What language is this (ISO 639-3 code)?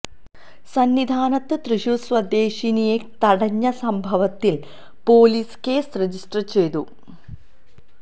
mal